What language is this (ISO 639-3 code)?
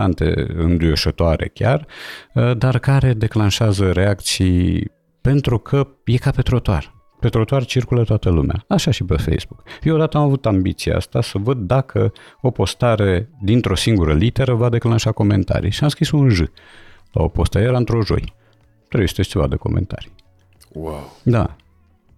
ron